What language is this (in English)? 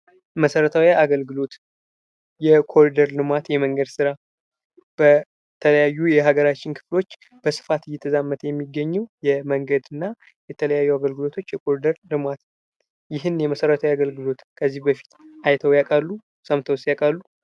Amharic